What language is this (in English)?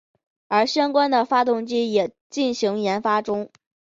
Chinese